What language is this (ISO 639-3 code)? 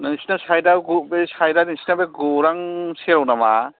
brx